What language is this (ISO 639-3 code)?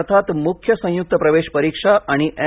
mar